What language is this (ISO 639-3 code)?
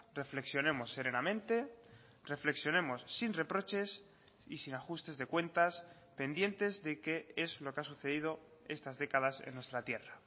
spa